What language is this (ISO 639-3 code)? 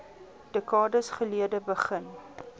afr